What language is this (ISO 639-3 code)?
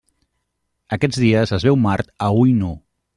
cat